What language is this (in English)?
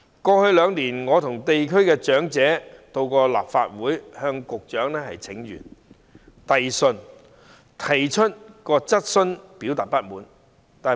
Cantonese